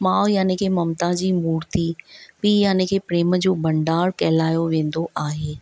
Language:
Sindhi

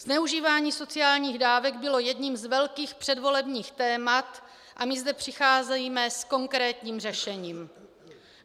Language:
Czech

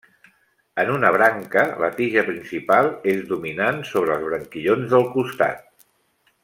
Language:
Catalan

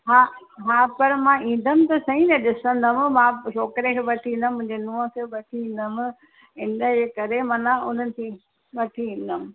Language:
Sindhi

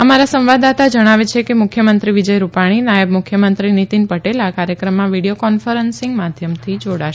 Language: Gujarati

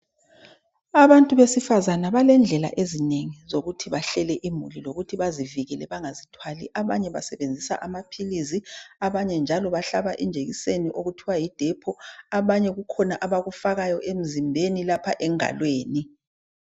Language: North Ndebele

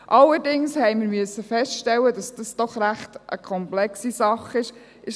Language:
Swiss German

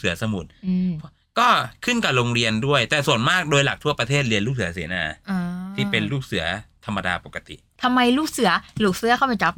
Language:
Thai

